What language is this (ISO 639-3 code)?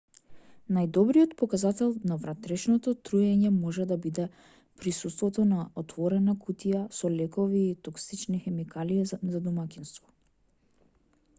mkd